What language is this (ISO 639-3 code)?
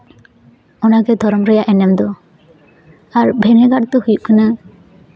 sat